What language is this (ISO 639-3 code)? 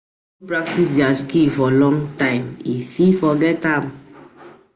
pcm